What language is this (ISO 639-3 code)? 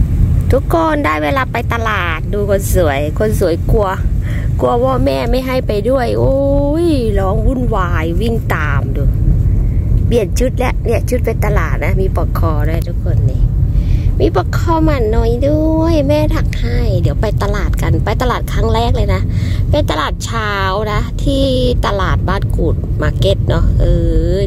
tha